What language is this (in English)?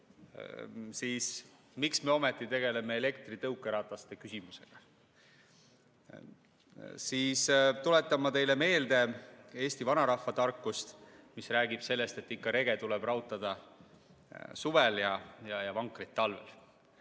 Estonian